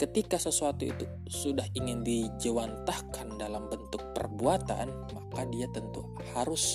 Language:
Indonesian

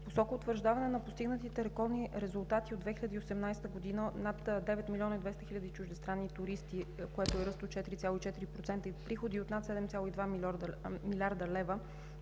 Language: Bulgarian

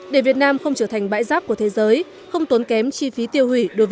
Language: Vietnamese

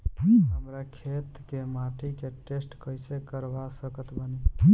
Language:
Bhojpuri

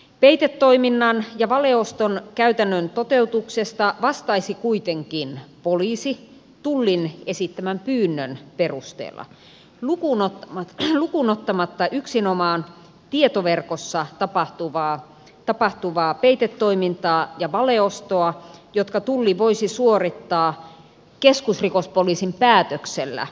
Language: Finnish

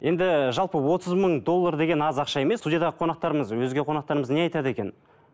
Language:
Kazakh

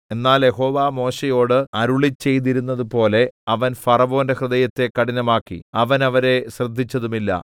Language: Malayalam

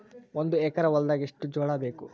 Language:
Kannada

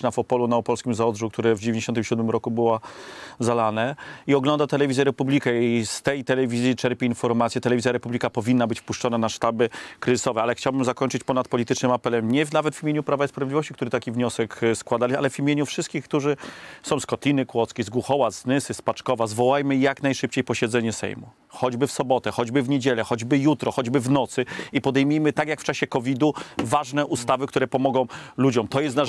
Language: Polish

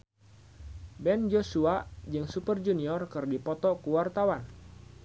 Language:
Sundanese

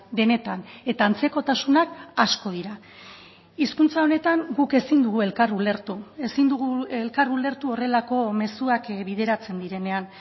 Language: Basque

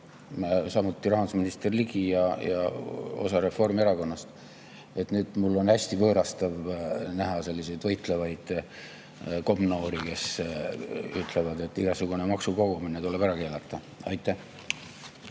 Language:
Estonian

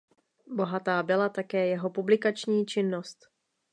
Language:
Czech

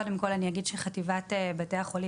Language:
Hebrew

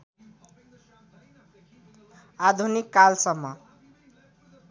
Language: Nepali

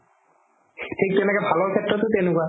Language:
Assamese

